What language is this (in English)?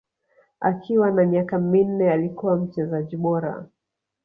Swahili